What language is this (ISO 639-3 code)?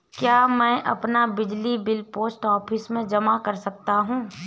hin